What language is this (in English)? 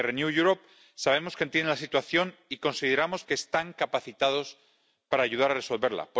Spanish